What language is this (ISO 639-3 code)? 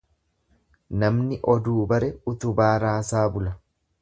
orm